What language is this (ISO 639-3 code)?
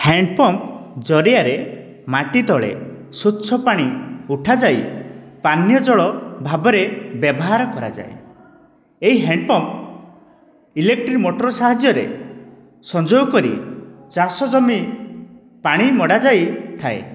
ori